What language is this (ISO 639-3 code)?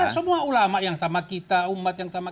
ind